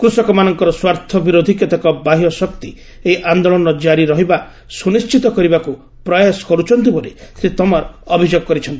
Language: Odia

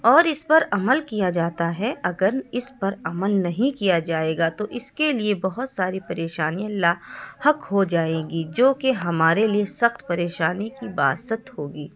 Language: Urdu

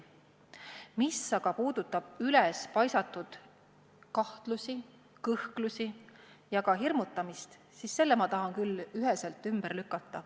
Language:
Estonian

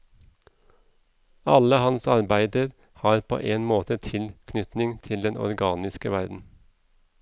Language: Norwegian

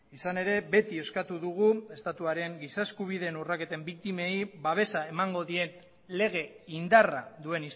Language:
Basque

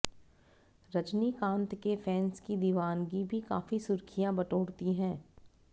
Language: Hindi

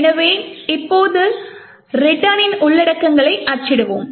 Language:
Tamil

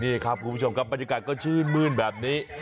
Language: Thai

